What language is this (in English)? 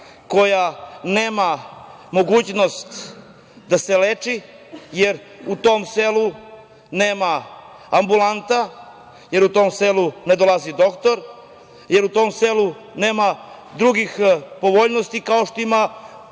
Serbian